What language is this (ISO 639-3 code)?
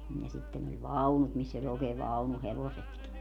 fin